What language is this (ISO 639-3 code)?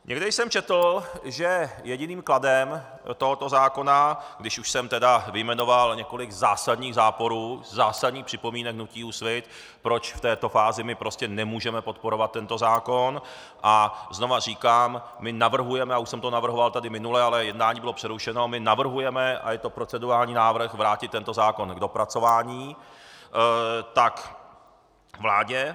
ces